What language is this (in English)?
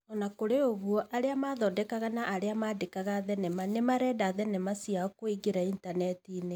Kikuyu